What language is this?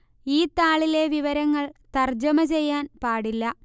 Malayalam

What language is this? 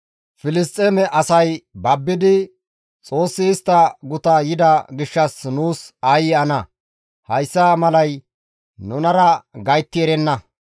Gamo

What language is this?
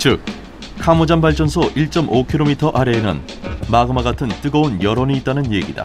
Korean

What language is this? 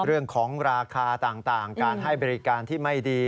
Thai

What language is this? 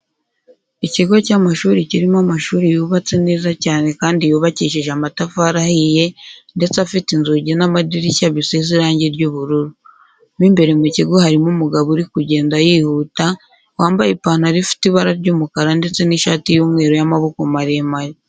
Kinyarwanda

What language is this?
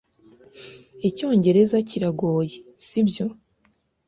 Kinyarwanda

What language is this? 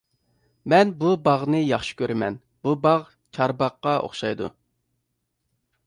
Uyghur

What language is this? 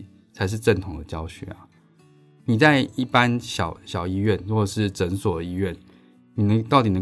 Chinese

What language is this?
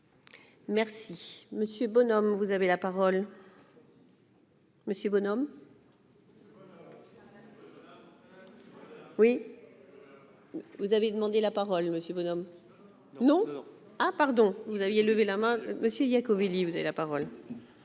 French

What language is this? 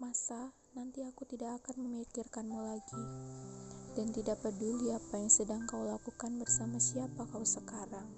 Indonesian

